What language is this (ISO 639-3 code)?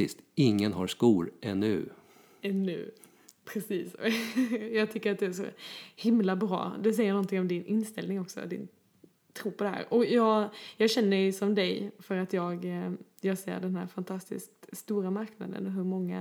swe